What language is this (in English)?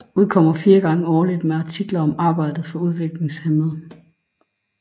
Danish